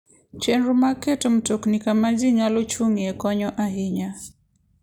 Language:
Luo (Kenya and Tanzania)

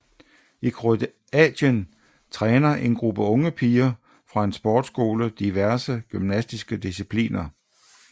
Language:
Danish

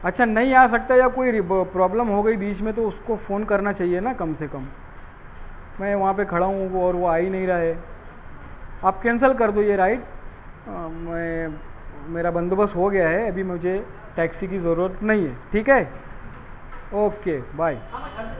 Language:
Urdu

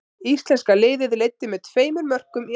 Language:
Icelandic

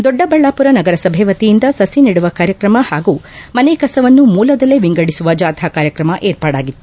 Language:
Kannada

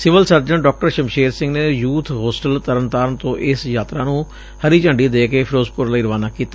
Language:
Punjabi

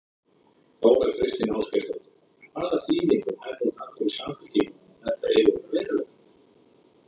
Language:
Icelandic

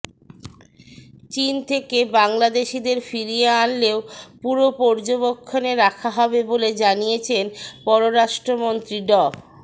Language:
Bangla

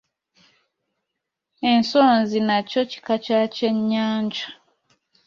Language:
Ganda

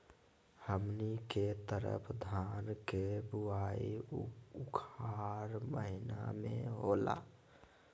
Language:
Magahi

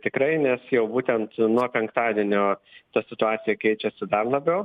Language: Lithuanian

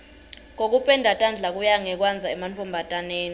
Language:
Swati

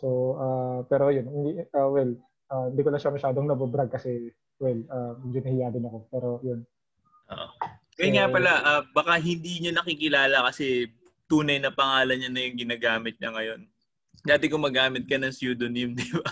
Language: Filipino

